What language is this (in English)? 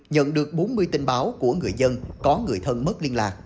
Vietnamese